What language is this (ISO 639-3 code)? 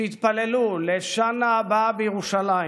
heb